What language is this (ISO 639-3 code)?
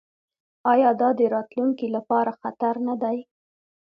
pus